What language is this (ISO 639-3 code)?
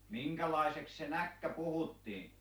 fin